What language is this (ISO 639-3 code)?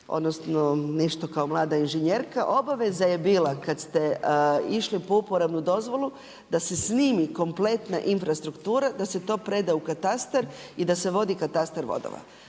hrv